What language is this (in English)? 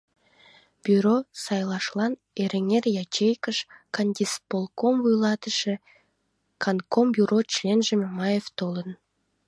Mari